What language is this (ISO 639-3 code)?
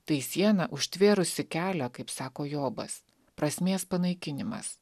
lit